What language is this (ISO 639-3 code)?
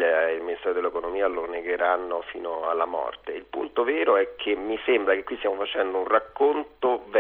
ita